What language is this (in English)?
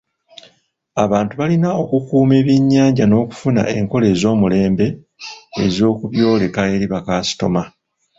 Ganda